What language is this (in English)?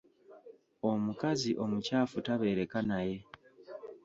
Ganda